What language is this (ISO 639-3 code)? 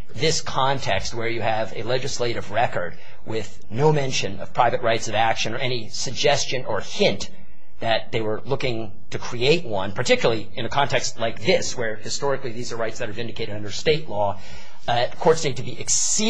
eng